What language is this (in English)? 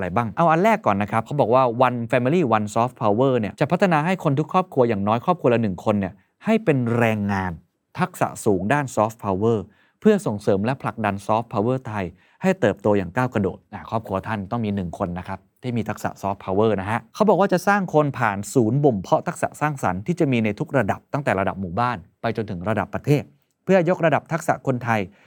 Thai